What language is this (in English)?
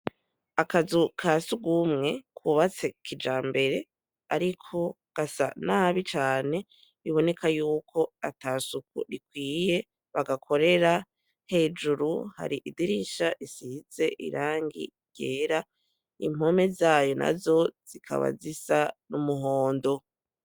Rundi